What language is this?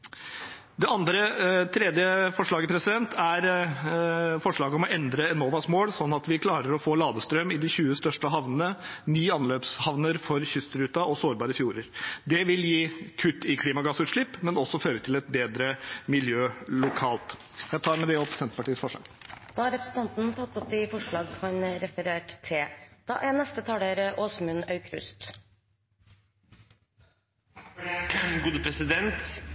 Norwegian Bokmål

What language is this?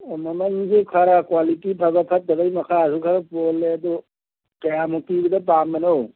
Manipuri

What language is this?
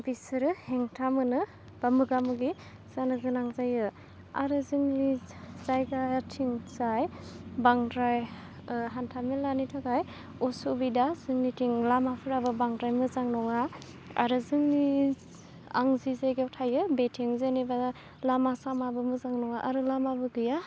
Bodo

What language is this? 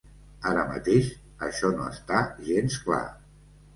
Catalan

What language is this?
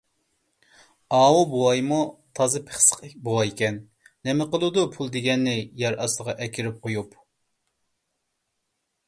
Uyghur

